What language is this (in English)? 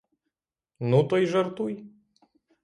Ukrainian